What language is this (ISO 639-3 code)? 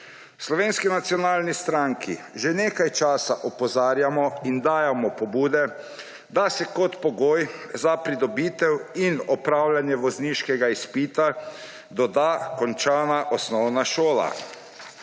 slv